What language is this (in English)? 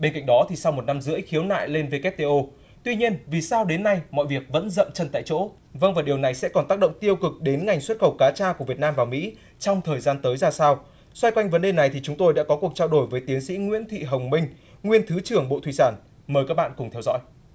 Vietnamese